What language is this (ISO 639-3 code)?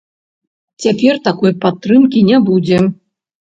bel